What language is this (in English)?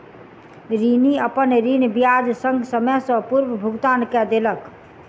Maithili